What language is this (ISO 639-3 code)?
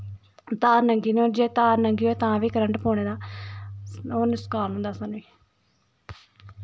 doi